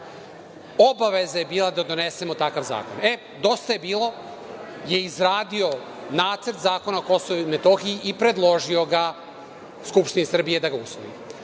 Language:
Serbian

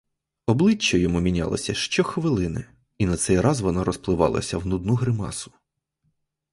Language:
Ukrainian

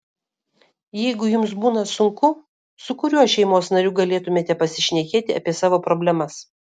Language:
Lithuanian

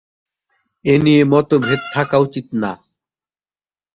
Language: Bangla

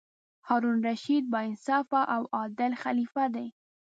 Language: Pashto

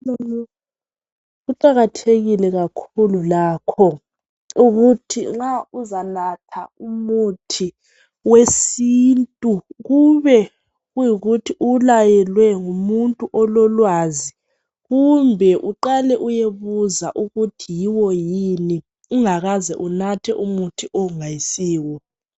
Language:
North Ndebele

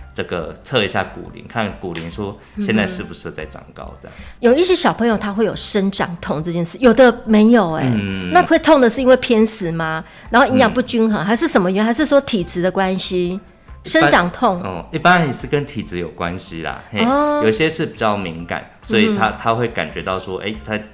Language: Chinese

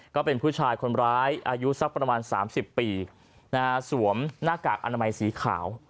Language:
Thai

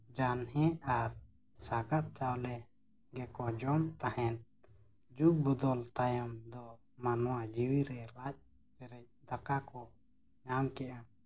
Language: Santali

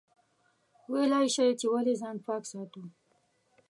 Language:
Pashto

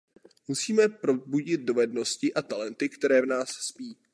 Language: Czech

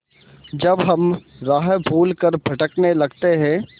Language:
Hindi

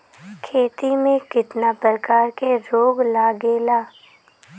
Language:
Bhojpuri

